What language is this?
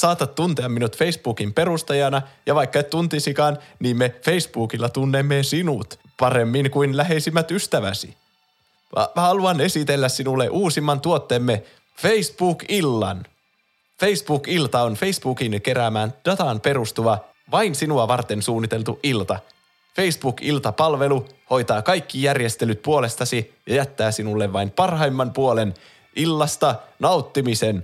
Finnish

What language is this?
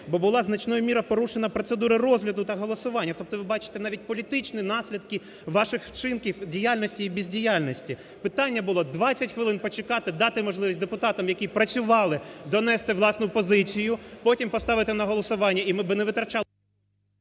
Ukrainian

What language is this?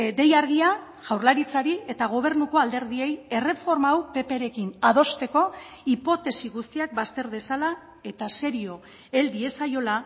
Basque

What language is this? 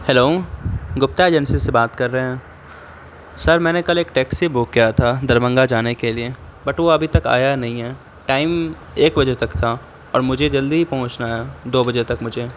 Urdu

